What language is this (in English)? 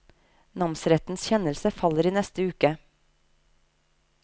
Norwegian